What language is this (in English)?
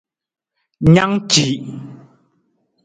Nawdm